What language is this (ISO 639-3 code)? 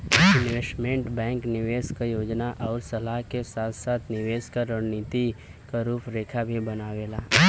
bho